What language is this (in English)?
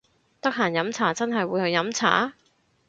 Cantonese